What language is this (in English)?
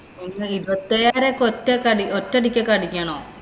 Malayalam